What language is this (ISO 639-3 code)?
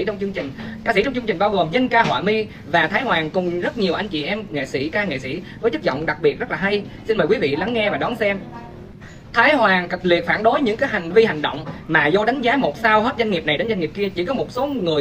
vie